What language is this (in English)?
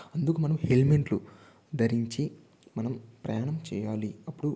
Telugu